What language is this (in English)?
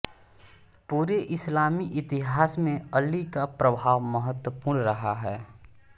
Hindi